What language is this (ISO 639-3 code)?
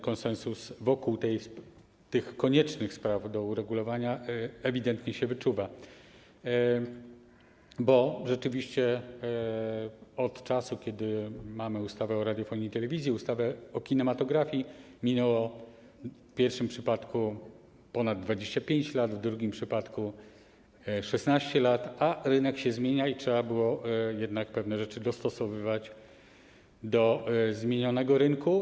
pol